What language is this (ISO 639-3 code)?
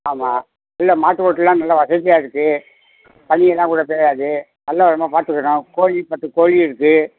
tam